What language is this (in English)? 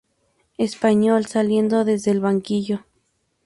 Spanish